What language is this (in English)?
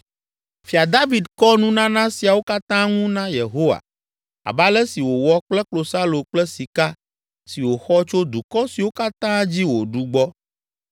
Ewe